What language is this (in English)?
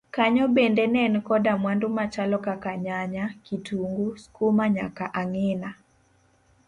Luo (Kenya and Tanzania)